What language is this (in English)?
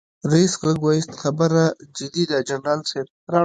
Pashto